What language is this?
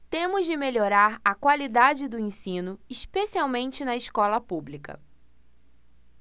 Portuguese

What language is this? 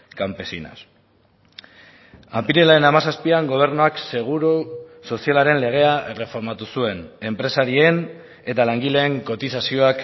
Basque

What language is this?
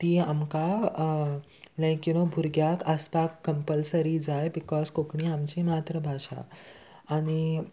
Konkani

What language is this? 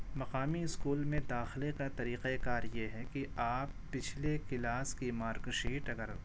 Urdu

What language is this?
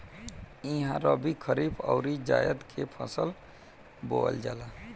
Bhojpuri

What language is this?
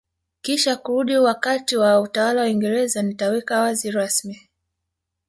Swahili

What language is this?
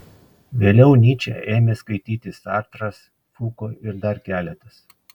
Lithuanian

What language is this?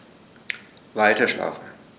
German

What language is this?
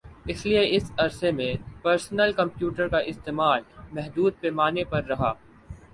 Urdu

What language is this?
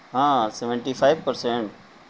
Urdu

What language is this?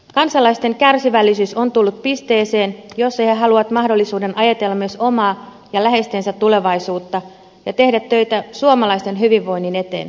Finnish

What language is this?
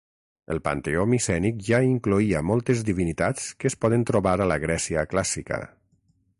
Catalan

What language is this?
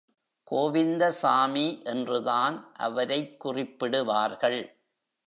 Tamil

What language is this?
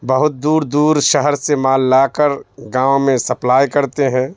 Urdu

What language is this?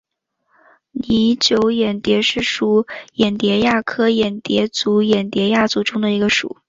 Chinese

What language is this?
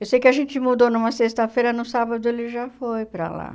Portuguese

